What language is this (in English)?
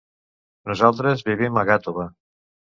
Catalan